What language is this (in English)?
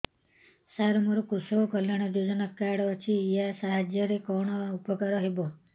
Odia